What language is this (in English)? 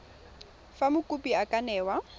Tswana